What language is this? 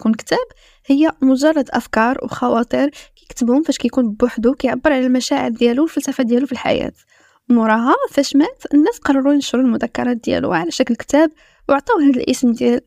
Arabic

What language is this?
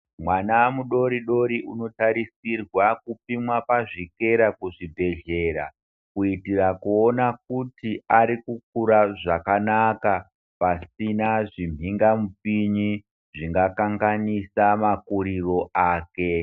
Ndau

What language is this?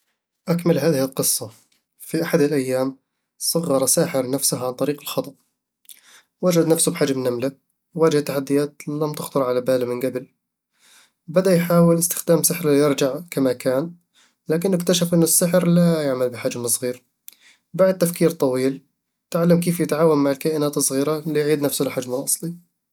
Eastern Egyptian Bedawi Arabic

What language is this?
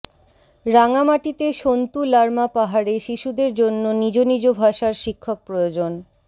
Bangla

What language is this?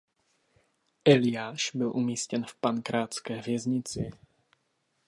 Czech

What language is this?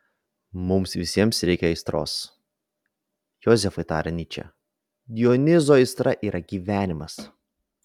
Lithuanian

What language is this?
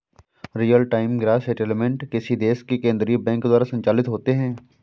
Hindi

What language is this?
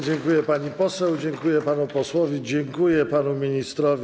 Polish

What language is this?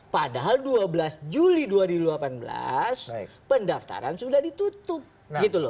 Indonesian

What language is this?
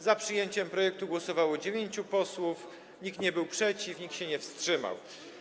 Polish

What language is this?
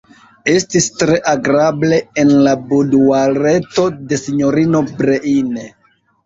Esperanto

